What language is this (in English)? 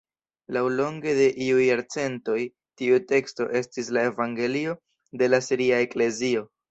Esperanto